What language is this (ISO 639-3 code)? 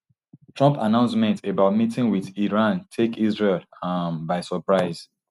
pcm